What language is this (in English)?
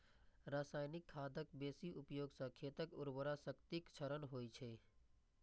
Maithili